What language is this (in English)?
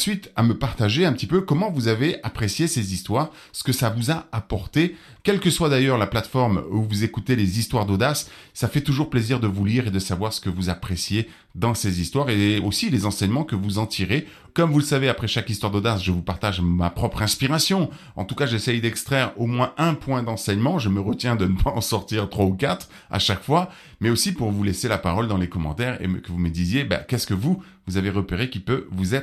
French